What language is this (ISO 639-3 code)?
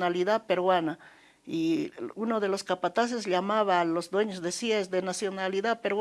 spa